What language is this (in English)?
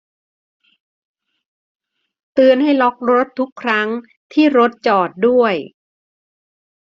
Thai